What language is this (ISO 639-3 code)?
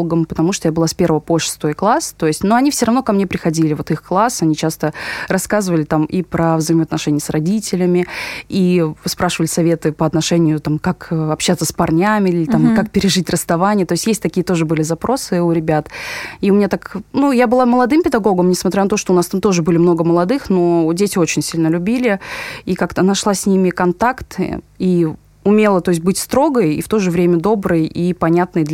rus